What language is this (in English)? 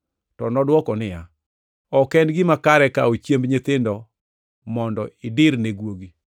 Luo (Kenya and Tanzania)